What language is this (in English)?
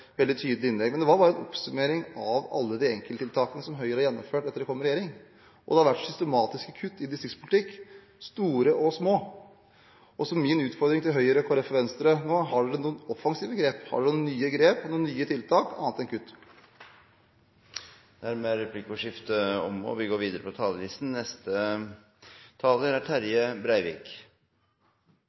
Norwegian